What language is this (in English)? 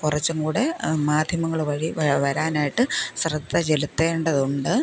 Malayalam